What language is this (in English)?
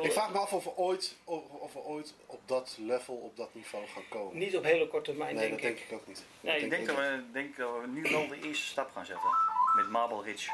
Dutch